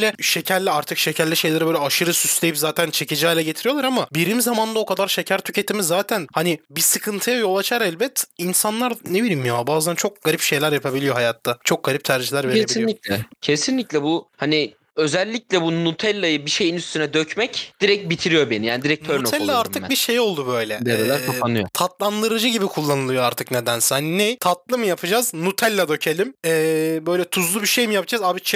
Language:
Turkish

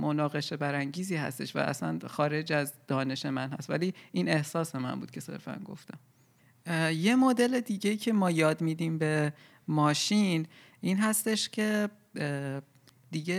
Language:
Persian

